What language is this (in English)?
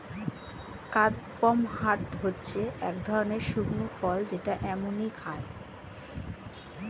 Bangla